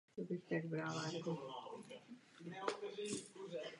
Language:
Czech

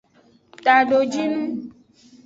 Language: Aja (Benin)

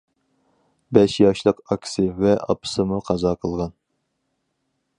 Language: Uyghur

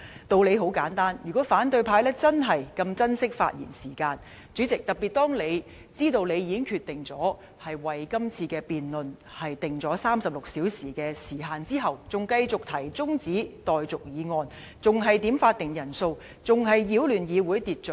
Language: Cantonese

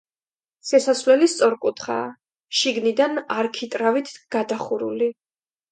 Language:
Georgian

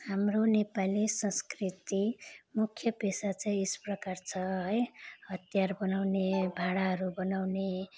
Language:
Nepali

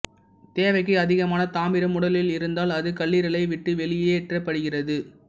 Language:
Tamil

